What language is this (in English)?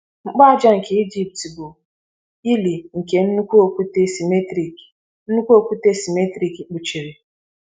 Igbo